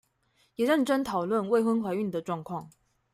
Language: Chinese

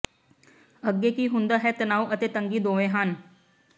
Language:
Punjabi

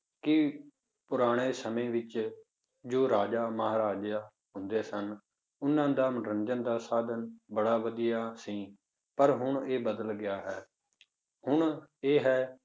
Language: Punjabi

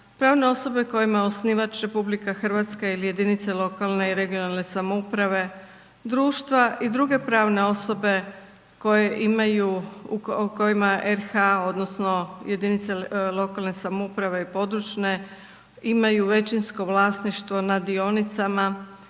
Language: Croatian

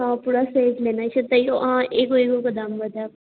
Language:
Maithili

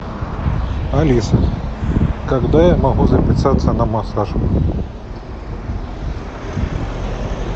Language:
Russian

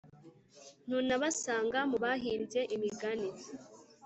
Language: Kinyarwanda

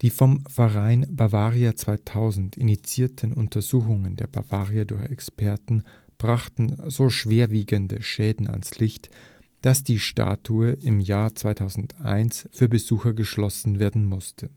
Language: German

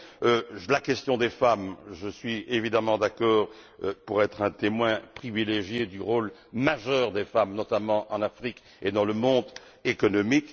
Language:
French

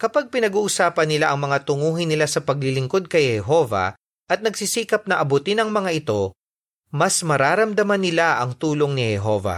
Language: Filipino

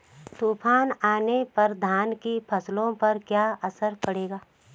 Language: Hindi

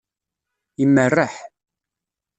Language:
Kabyle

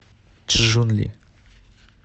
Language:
Russian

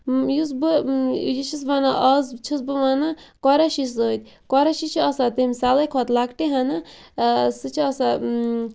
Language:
Kashmiri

